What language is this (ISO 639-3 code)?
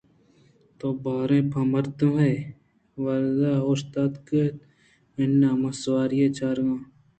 bgp